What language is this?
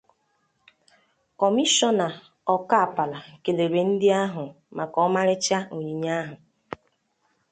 Igbo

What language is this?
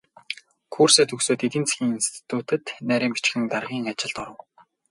Mongolian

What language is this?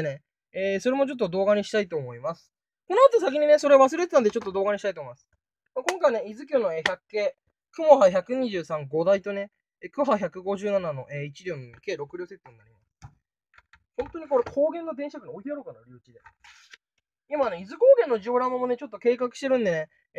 Japanese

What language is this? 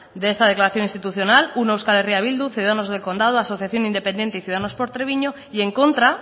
Spanish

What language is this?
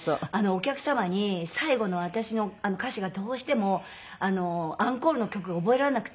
Japanese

